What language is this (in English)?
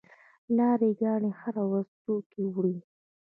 Pashto